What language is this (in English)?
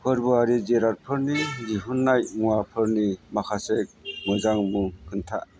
Bodo